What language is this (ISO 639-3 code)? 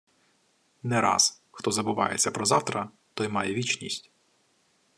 ukr